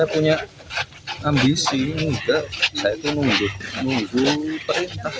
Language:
Indonesian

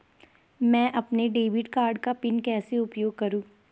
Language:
Hindi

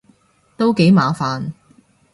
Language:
Cantonese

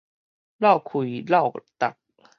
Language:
Min Nan Chinese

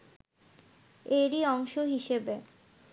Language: Bangla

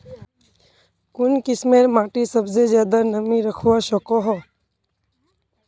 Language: Magahi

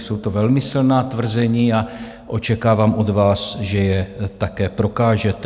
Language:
Czech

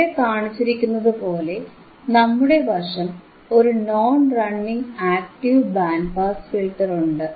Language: Malayalam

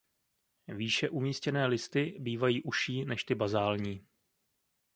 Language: Czech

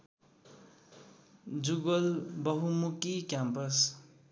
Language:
Nepali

